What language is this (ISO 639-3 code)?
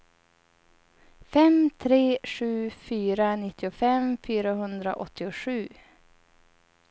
swe